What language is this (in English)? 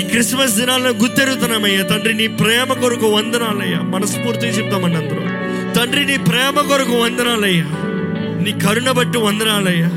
Telugu